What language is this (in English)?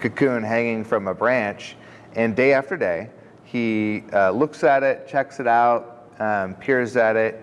English